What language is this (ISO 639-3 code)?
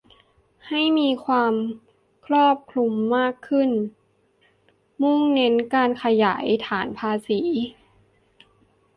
tha